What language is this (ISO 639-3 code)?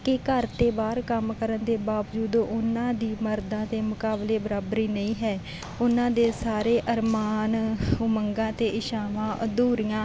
pan